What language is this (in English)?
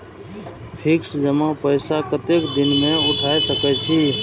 Maithili